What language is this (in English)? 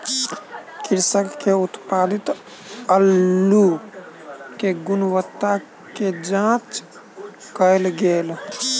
Maithili